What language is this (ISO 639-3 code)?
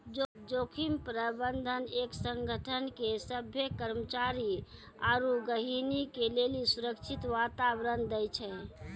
mai